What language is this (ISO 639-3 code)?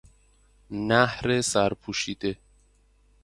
fas